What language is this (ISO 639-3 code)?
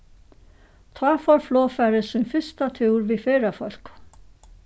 fao